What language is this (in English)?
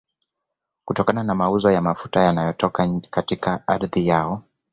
Swahili